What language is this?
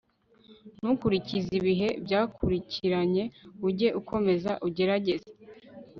Kinyarwanda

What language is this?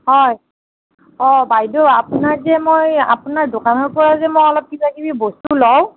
Assamese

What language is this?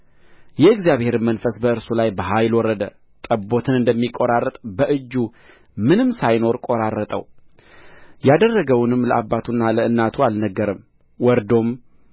Amharic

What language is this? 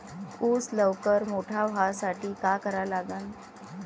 Marathi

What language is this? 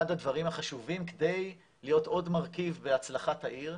Hebrew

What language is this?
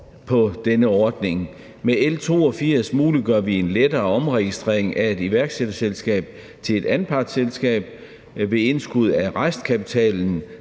Danish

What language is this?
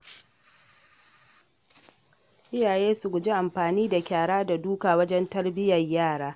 Hausa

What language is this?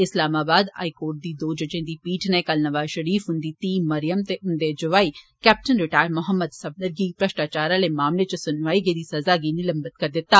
Dogri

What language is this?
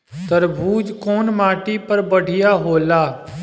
Bhojpuri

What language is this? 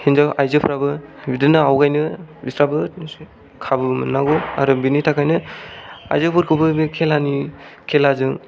Bodo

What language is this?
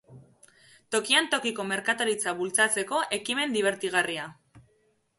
Basque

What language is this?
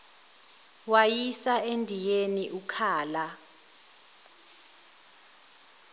Zulu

